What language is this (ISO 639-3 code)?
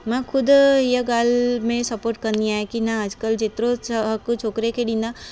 snd